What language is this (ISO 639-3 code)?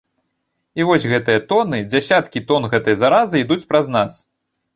bel